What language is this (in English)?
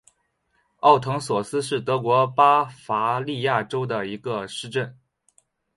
Chinese